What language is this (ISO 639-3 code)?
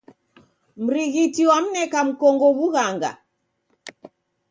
dav